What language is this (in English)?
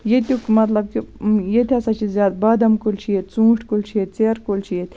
Kashmiri